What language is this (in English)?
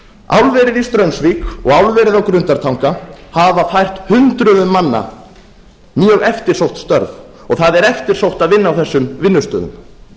Icelandic